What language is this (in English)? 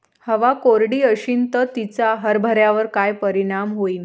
Marathi